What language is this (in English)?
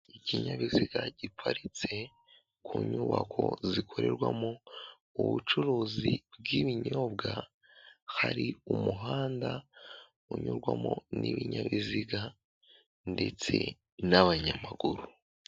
Kinyarwanda